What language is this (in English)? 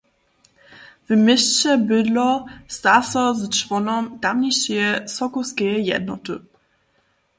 Upper Sorbian